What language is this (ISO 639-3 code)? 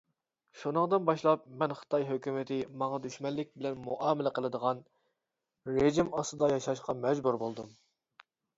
uig